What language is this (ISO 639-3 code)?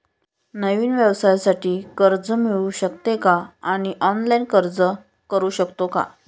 mar